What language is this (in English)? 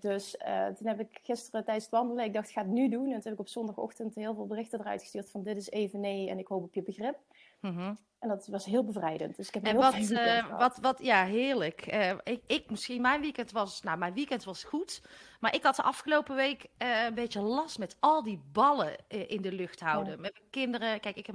Dutch